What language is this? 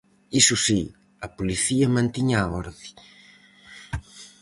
Galician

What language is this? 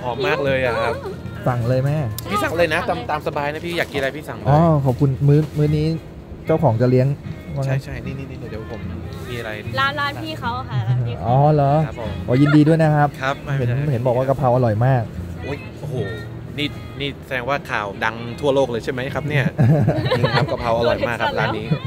Thai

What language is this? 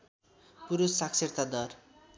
Nepali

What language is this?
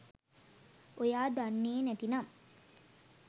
Sinhala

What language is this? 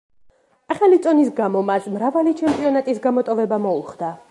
Georgian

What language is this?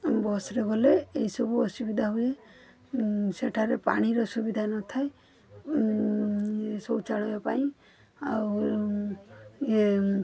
Odia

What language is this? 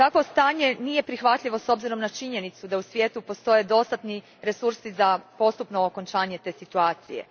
Croatian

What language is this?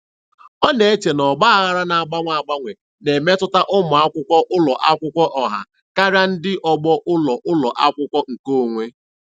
Igbo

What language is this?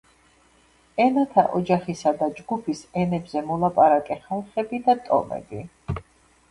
Georgian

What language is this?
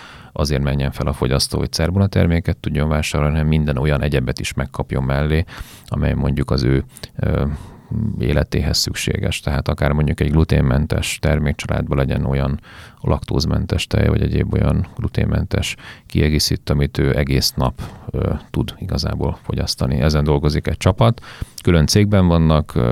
Hungarian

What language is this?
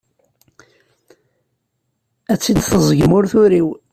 Kabyle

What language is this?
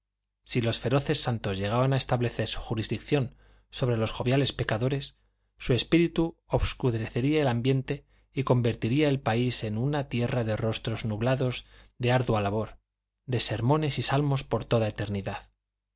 Spanish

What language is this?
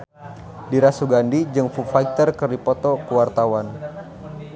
Sundanese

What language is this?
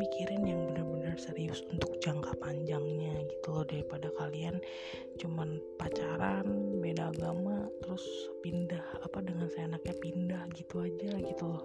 Indonesian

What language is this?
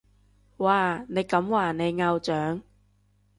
Cantonese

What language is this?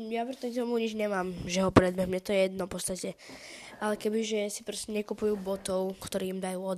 Slovak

